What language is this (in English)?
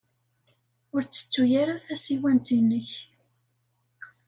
Kabyle